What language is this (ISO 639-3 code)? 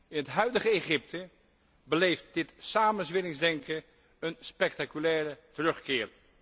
nld